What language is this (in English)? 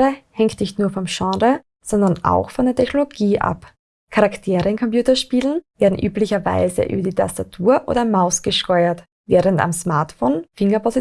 German